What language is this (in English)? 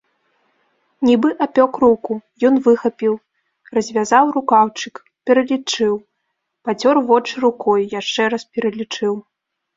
Belarusian